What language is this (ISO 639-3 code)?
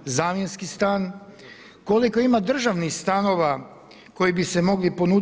hrv